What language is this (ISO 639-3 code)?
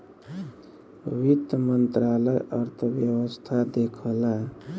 bho